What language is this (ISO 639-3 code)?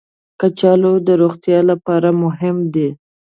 pus